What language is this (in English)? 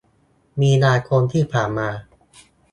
Thai